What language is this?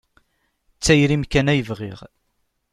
Kabyle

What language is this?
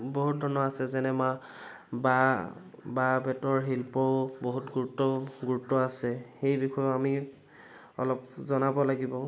Assamese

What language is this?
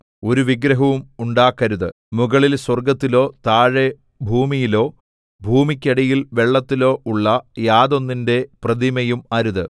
Malayalam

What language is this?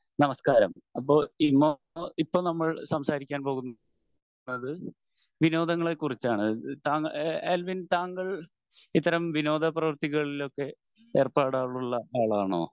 Malayalam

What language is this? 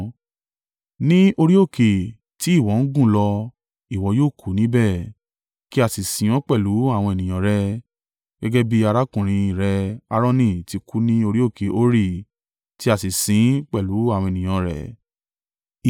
Yoruba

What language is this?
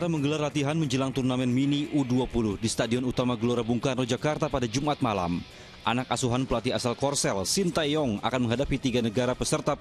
Indonesian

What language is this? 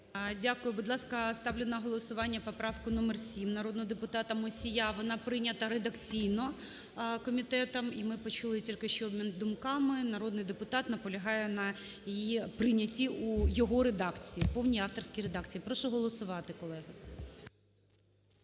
Ukrainian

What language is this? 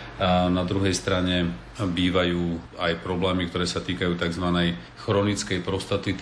Slovak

